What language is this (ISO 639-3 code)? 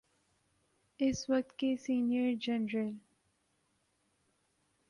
urd